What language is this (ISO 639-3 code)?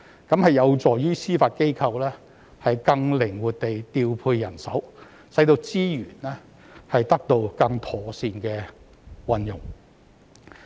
yue